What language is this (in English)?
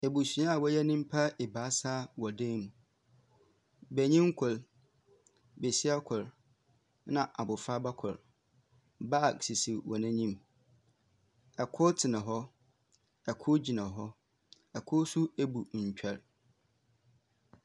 Akan